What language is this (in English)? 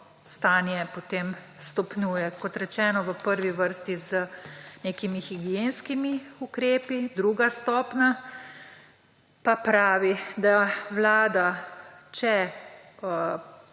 Slovenian